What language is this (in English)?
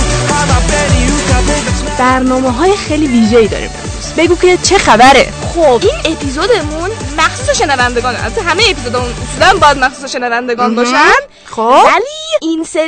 Persian